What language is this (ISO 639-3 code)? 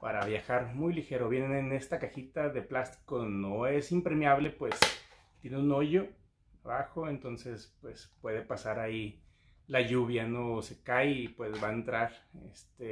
spa